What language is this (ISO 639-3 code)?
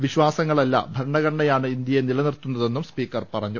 mal